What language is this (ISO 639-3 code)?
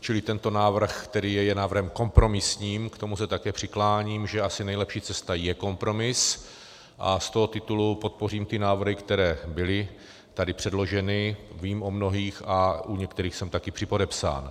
ces